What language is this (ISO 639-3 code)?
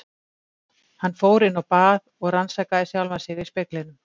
isl